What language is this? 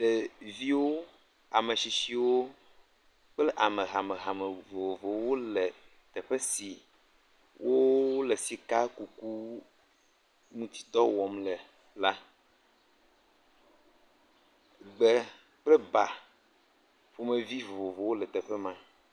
Ewe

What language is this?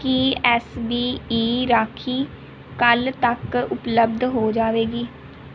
Punjabi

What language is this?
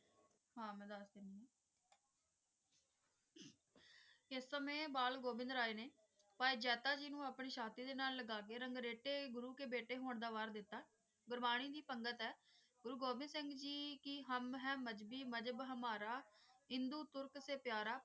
Punjabi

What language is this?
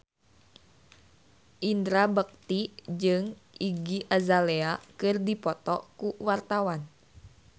Sundanese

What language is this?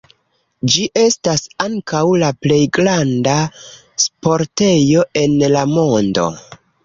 Esperanto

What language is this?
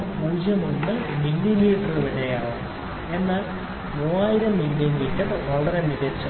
Malayalam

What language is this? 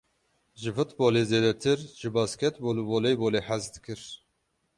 Kurdish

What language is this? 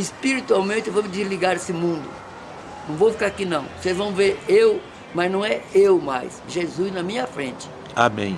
Portuguese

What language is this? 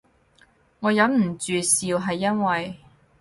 Cantonese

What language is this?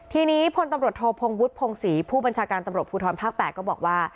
Thai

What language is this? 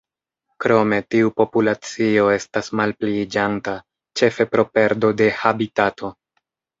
Esperanto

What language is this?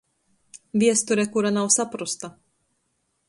Latgalian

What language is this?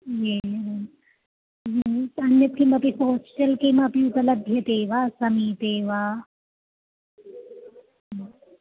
Sanskrit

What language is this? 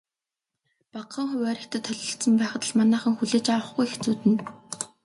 Mongolian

